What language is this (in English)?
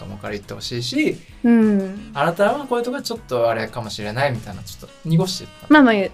Japanese